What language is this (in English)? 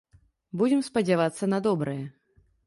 Belarusian